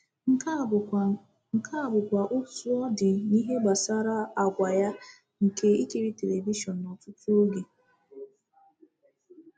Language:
Igbo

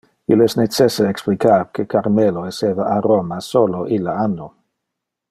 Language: Interlingua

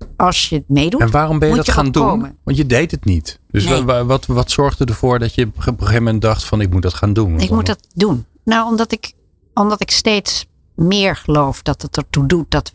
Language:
Dutch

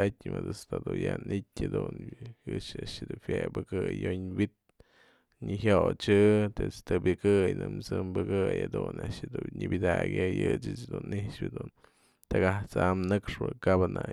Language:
Mazatlán Mixe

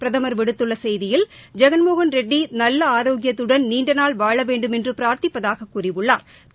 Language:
Tamil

